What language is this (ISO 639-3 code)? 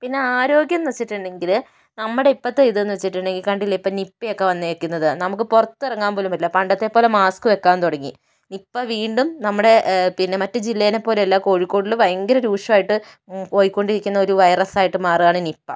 mal